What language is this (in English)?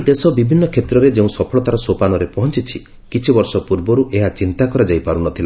Odia